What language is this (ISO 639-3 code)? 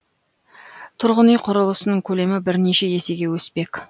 kaz